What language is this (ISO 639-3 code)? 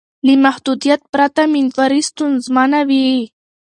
pus